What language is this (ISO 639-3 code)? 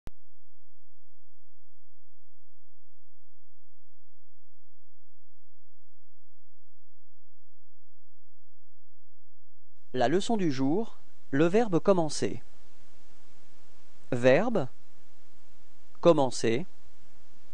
fra